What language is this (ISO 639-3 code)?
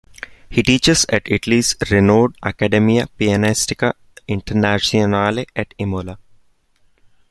eng